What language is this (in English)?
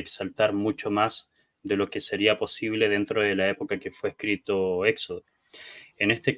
Spanish